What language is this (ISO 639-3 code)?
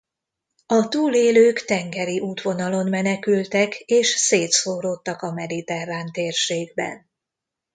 hun